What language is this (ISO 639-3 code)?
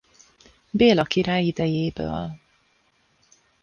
hun